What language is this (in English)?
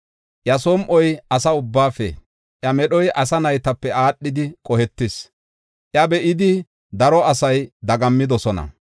Gofa